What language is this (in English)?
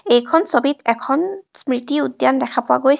Assamese